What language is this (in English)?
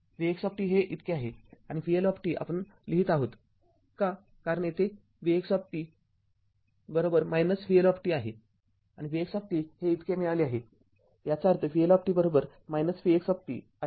Marathi